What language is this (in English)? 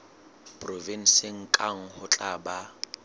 Southern Sotho